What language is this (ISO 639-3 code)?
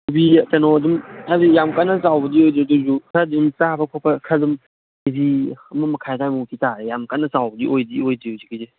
mni